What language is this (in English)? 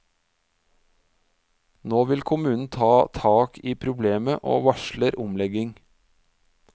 Norwegian